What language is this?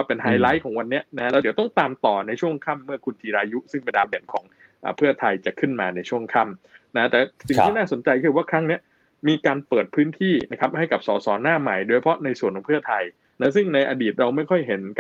Thai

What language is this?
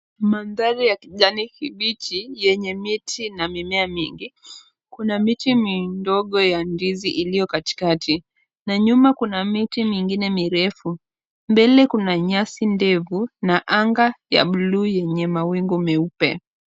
Swahili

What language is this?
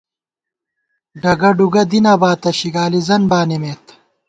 Gawar-Bati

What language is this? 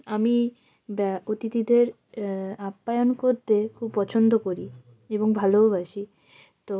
Bangla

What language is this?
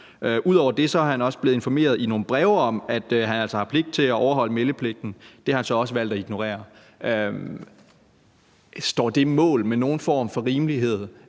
Danish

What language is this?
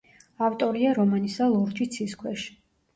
Georgian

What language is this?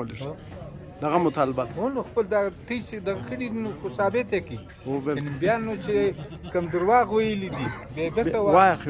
Dutch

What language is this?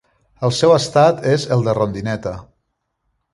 Catalan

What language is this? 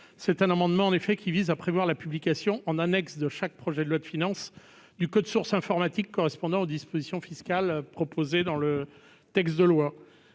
French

